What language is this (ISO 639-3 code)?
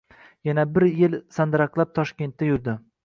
uzb